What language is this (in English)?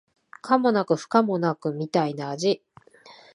Japanese